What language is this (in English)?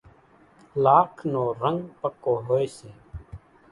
Kachi Koli